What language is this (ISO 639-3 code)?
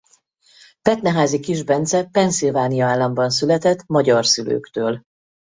hun